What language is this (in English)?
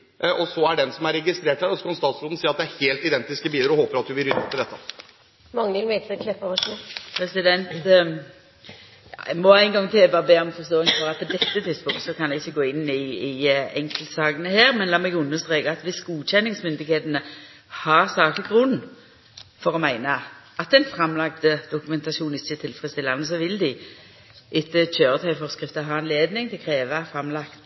Norwegian